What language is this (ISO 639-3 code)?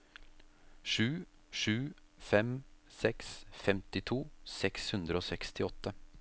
nor